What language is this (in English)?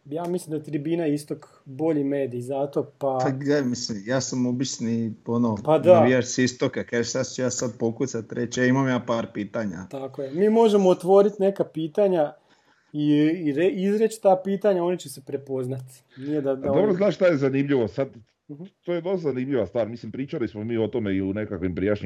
Croatian